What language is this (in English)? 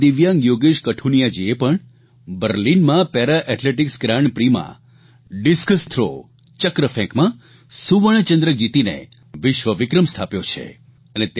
Gujarati